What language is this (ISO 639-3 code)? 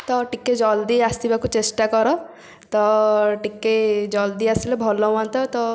ori